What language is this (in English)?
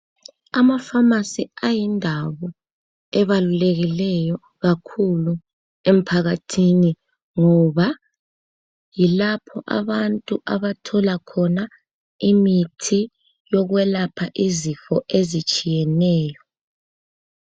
North Ndebele